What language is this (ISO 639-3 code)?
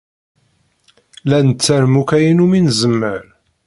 kab